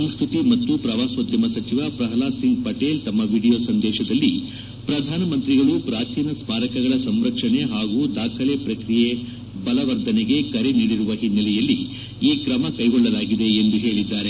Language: Kannada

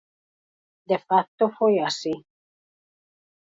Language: Galician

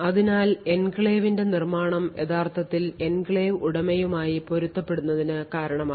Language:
Malayalam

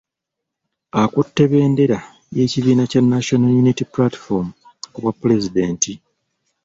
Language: Ganda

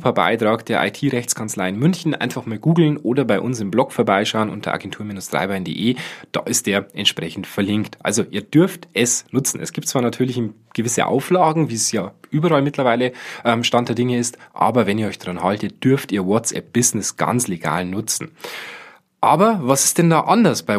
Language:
German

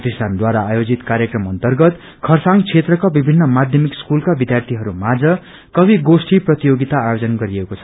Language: Nepali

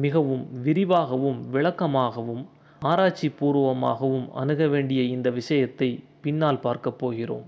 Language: Tamil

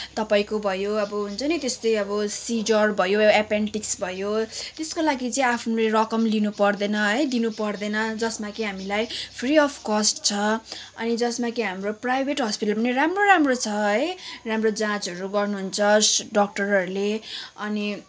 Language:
Nepali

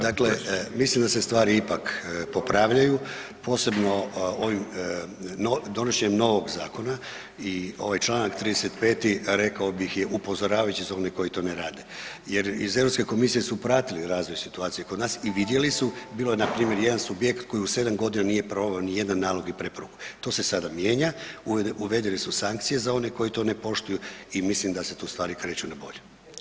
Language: Croatian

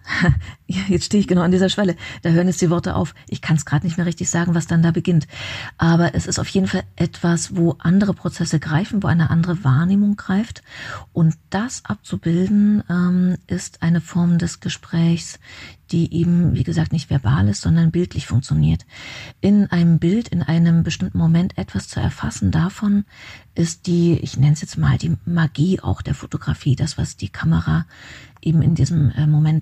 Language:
German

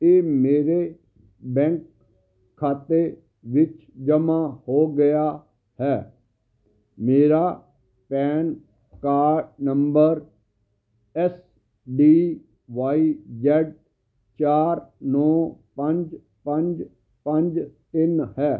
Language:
Punjabi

